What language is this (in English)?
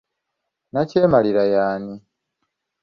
Ganda